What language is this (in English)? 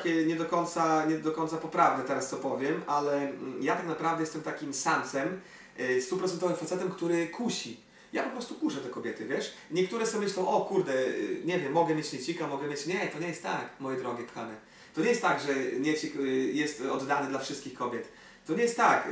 Polish